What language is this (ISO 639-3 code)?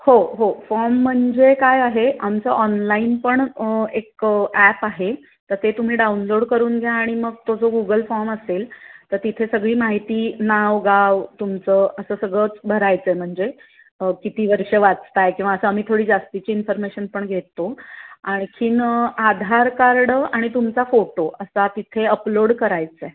mar